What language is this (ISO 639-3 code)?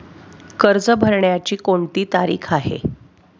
mar